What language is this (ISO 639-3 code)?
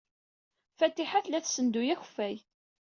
kab